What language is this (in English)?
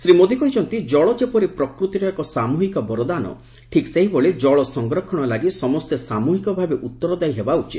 Odia